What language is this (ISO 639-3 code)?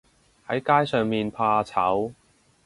yue